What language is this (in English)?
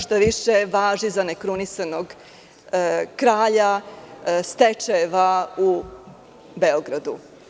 Serbian